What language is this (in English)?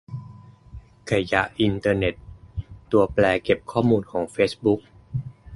Thai